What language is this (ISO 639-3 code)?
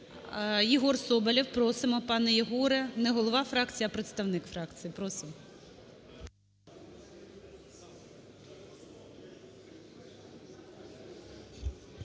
ukr